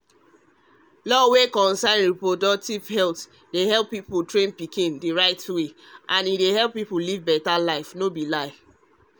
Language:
Nigerian Pidgin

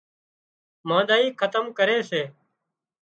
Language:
Wadiyara Koli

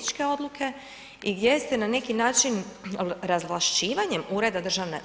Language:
Croatian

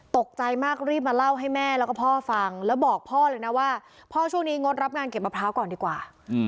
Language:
Thai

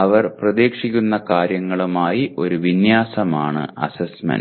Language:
Malayalam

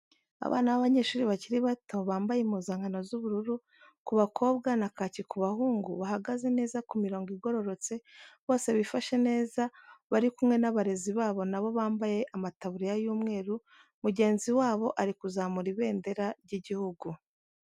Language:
Kinyarwanda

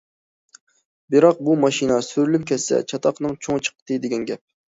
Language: Uyghur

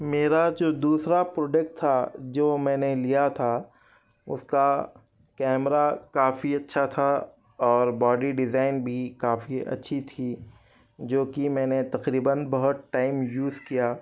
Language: Urdu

